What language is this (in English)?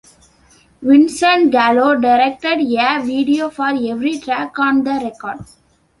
English